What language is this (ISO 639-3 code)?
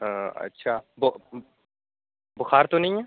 urd